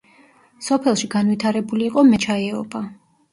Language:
Georgian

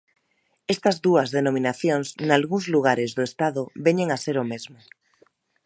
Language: Galician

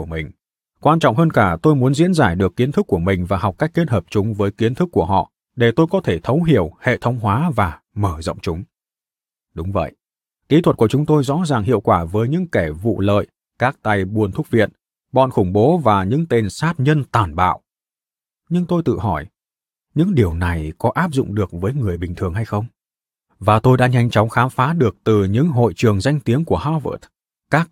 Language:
Vietnamese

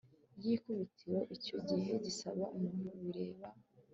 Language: Kinyarwanda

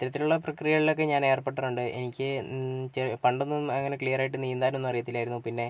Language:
Malayalam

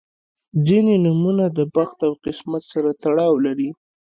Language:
Pashto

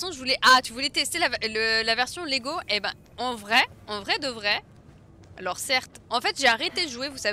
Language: French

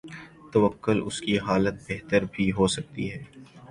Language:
Urdu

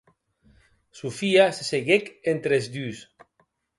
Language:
Occitan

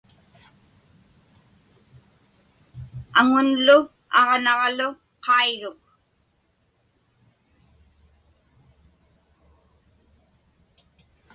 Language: Inupiaq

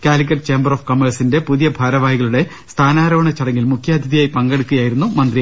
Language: Malayalam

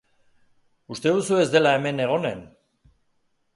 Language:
Basque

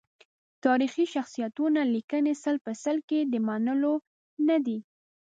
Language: Pashto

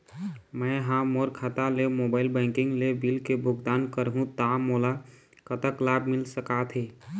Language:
Chhattisgarhi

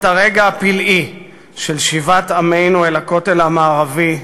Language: Hebrew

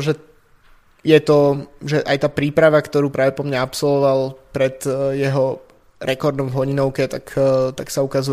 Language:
Slovak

